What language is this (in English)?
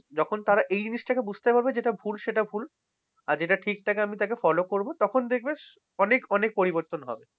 Bangla